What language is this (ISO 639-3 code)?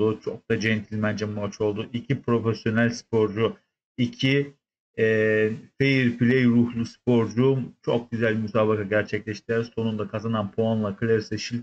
tur